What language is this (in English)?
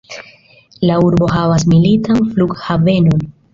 Esperanto